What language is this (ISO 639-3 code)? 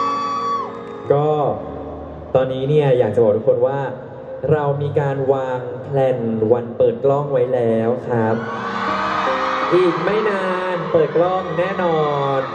tha